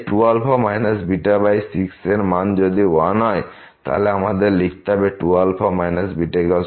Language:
Bangla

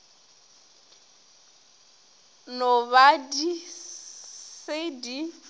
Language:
Northern Sotho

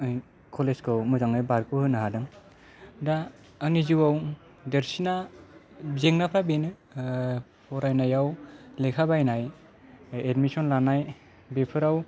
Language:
Bodo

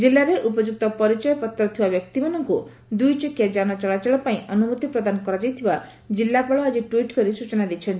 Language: Odia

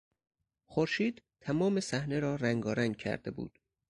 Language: Persian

